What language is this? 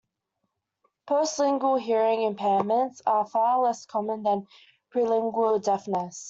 English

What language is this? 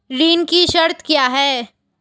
Hindi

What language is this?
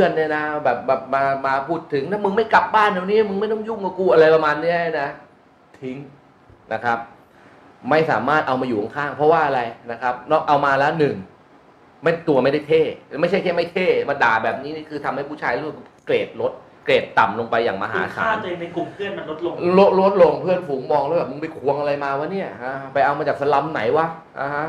Thai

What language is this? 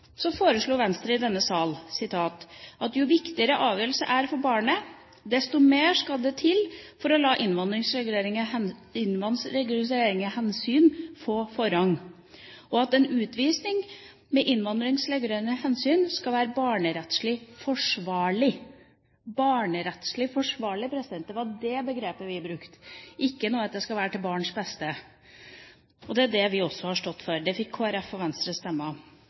Norwegian Bokmål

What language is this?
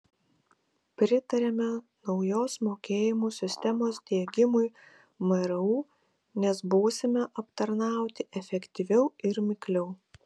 Lithuanian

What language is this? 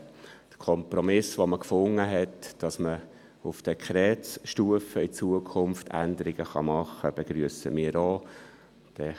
Swiss German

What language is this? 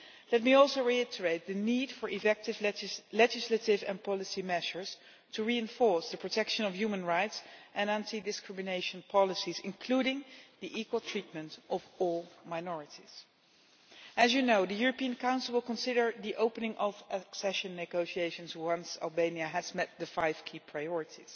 English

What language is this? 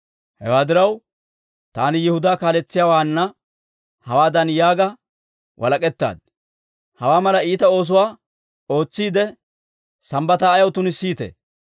Dawro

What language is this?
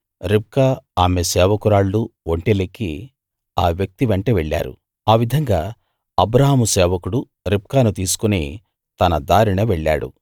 Telugu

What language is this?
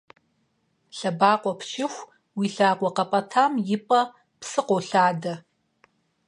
Kabardian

